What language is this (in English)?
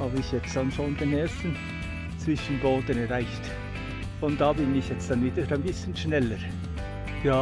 German